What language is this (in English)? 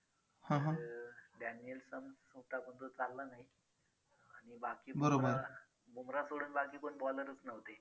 Marathi